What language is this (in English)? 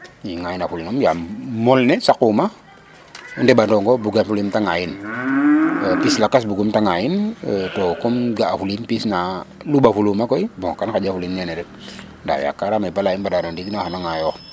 Serer